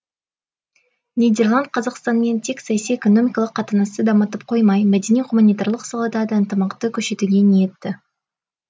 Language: Kazakh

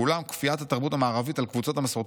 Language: Hebrew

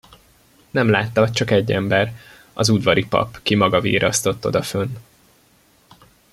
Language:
Hungarian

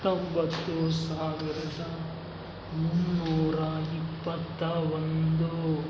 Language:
Kannada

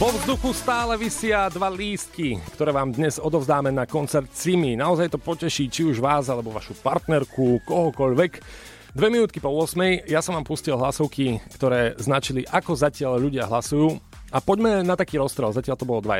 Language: Slovak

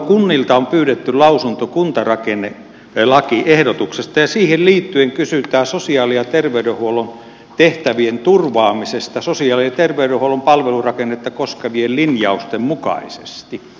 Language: Finnish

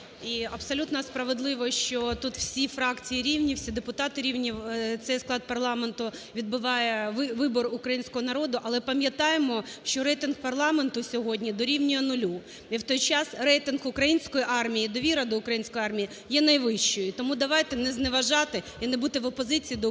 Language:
Ukrainian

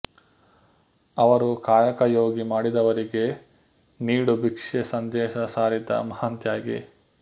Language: Kannada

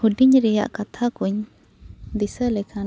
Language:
Santali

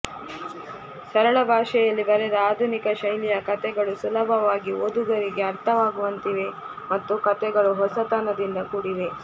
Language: Kannada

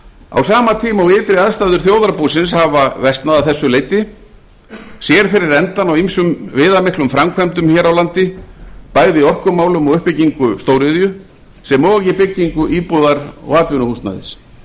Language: Icelandic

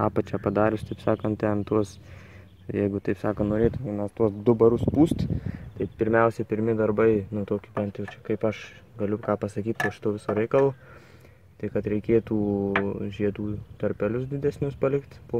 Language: Lithuanian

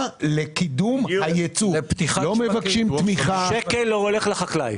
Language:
Hebrew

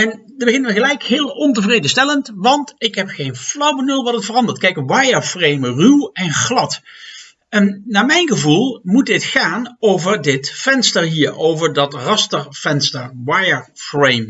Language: Dutch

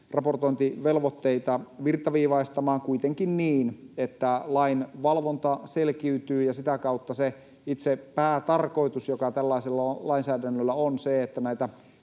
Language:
Finnish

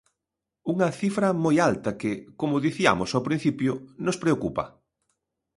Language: Galician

